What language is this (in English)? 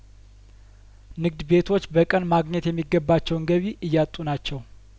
Amharic